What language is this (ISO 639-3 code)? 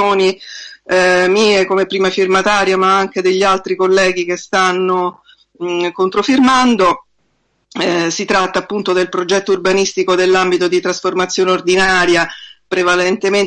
ita